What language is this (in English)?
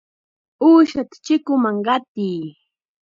Chiquián Ancash Quechua